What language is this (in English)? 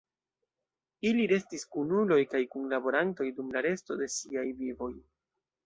Esperanto